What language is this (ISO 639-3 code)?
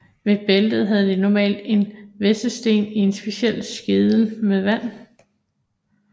dan